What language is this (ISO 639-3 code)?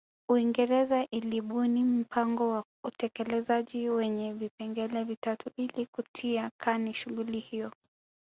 swa